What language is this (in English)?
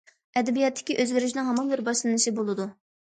Uyghur